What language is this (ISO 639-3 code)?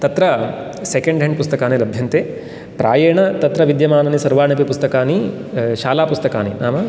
san